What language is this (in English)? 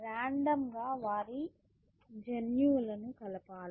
Telugu